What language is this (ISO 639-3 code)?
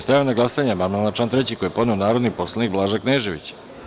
srp